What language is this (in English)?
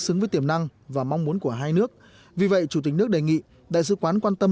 Vietnamese